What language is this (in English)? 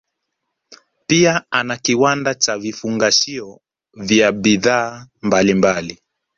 Swahili